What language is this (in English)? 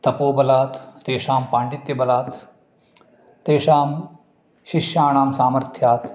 Sanskrit